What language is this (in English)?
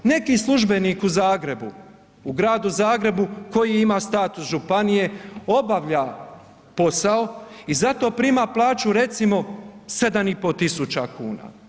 Croatian